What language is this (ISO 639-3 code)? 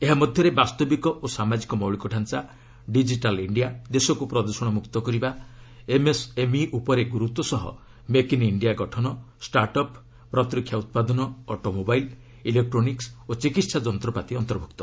ori